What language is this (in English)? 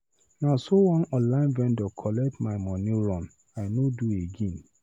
Nigerian Pidgin